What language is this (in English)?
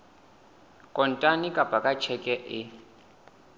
Southern Sotho